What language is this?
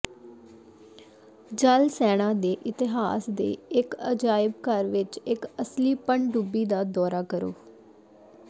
Punjabi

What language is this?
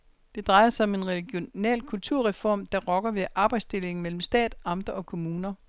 Danish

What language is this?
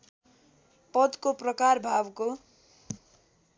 Nepali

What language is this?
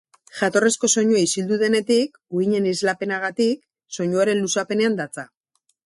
Basque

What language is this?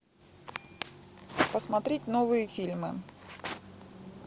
Russian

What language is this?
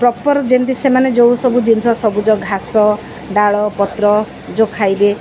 Odia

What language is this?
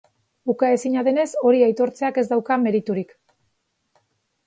Basque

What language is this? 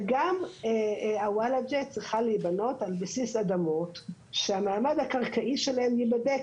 Hebrew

